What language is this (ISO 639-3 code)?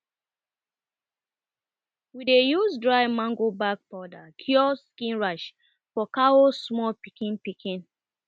pcm